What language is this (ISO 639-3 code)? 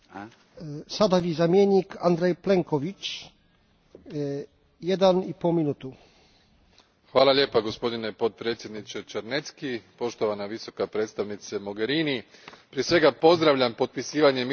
hrv